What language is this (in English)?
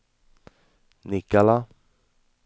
Swedish